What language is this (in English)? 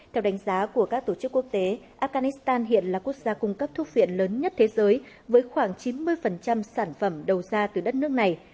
Vietnamese